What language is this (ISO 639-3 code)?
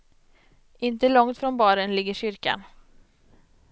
swe